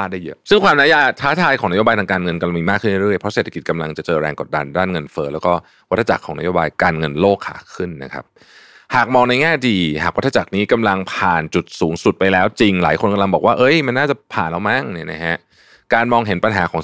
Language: Thai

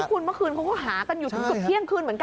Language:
Thai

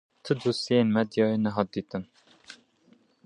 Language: Kurdish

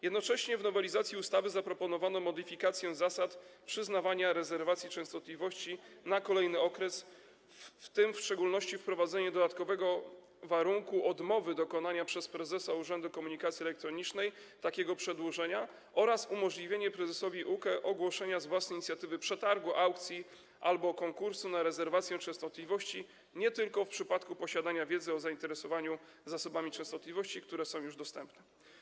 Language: Polish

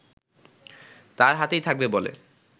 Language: Bangla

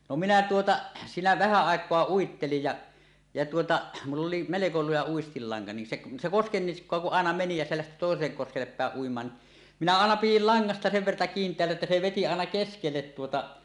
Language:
Finnish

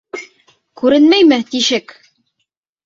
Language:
Bashkir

